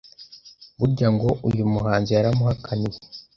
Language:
Kinyarwanda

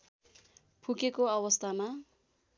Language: Nepali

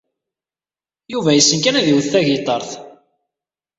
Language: Kabyle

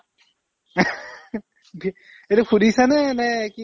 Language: Assamese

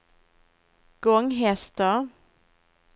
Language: Swedish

